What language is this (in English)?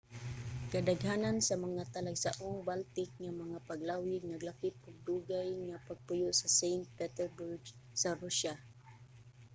Cebuano